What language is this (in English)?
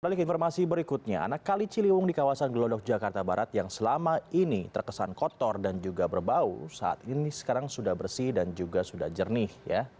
Indonesian